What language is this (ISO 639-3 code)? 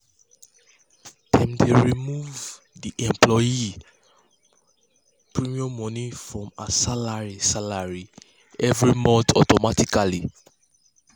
pcm